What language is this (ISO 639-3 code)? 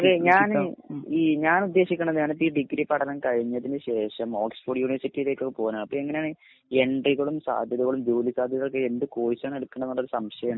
mal